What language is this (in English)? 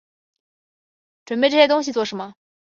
Chinese